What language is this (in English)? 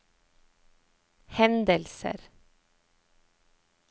Norwegian